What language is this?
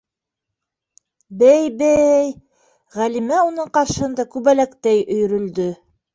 Bashkir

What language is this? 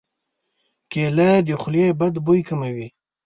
Pashto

